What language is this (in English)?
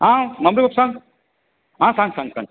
Konkani